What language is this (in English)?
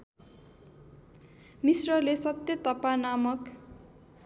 Nepali